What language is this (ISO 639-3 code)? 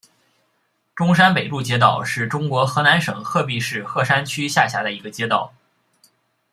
zho